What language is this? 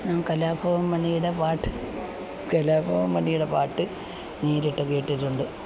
Malayalam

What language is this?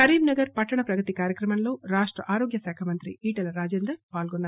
Telugu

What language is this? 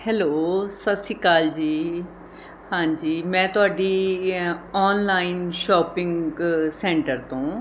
Punjabi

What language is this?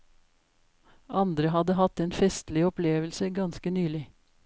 Norwegian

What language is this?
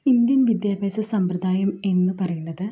Malayalam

